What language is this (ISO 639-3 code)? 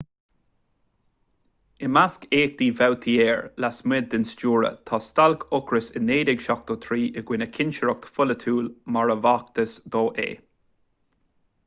gle